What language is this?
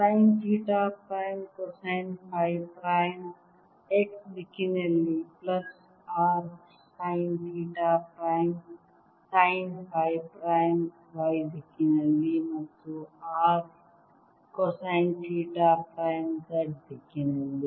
Kannada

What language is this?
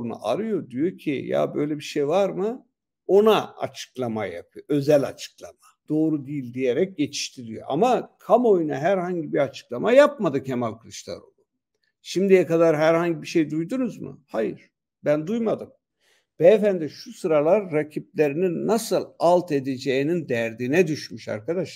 Turkish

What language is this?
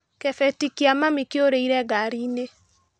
Kikuyu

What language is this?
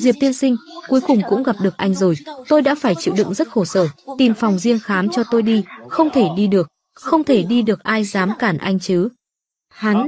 Vietnamese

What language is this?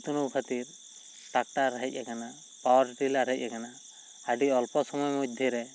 Santali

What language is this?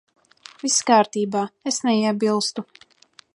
Latvian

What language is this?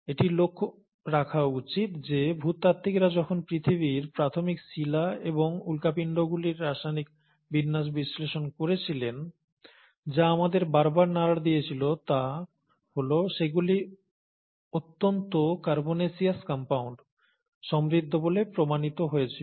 Bangla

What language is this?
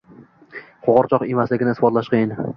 Uzbek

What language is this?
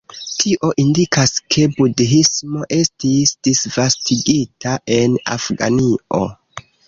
Esperanto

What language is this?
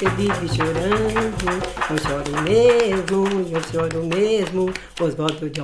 Portuguese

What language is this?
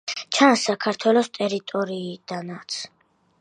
Georgian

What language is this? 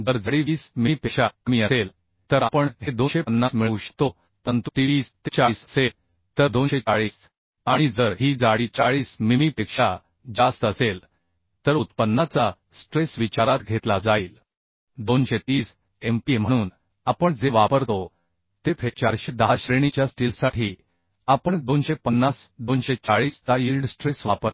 Marathi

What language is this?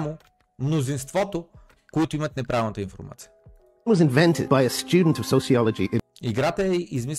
Bulgarian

